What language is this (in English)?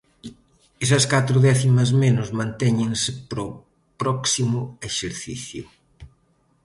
Galician